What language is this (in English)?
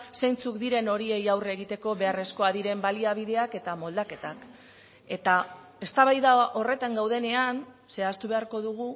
Basque